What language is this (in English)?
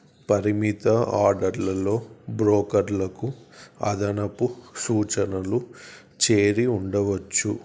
Telugu